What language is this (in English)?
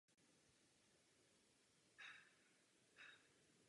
Czech